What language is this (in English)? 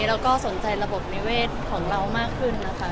Thai